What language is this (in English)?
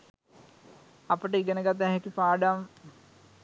Sinhala